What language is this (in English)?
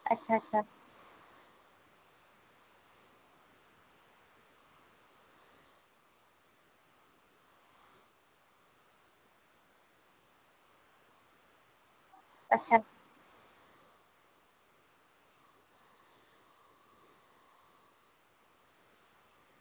Dogri